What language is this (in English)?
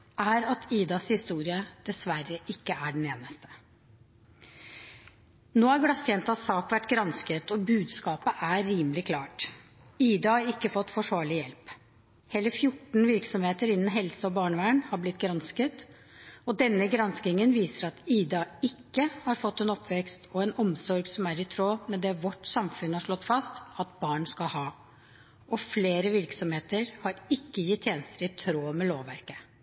Norwegian Bokmål